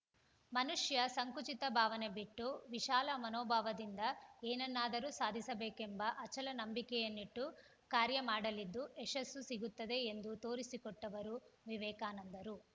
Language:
Kannada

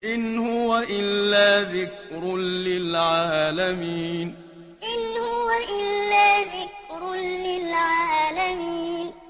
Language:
Arabic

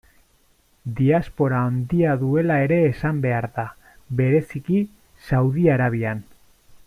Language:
Basque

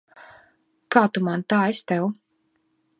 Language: Latvian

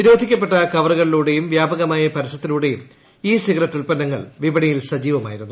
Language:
Malayalam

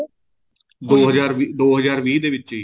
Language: Punjabi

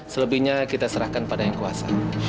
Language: Indonesian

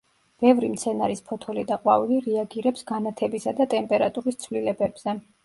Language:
Georgian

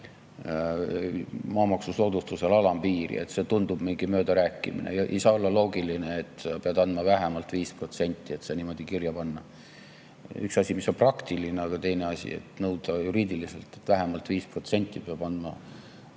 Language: Estonian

